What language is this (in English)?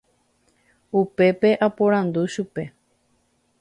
Guarani